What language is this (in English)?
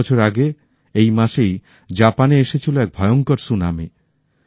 Bangla